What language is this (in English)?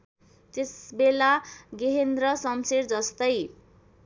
Nepali